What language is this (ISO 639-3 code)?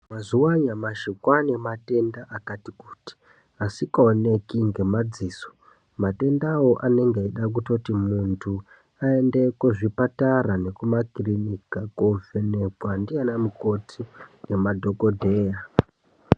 ndc